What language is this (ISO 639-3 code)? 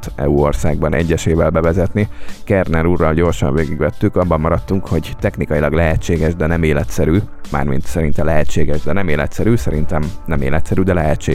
hun